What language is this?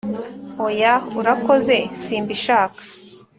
Kinyarwanda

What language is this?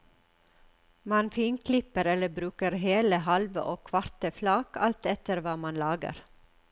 Norwegian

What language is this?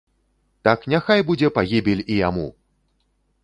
Belarusian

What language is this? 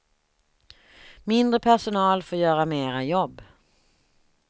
Swedish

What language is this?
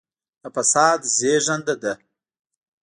Pashto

